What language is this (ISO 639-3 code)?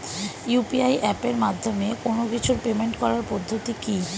ben